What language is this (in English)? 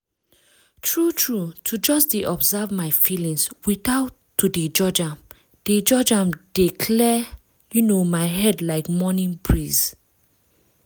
Nigerian Pidgin